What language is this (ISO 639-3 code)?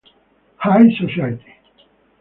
ita